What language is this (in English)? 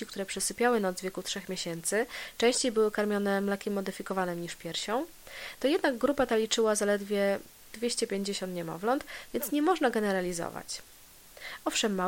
Polish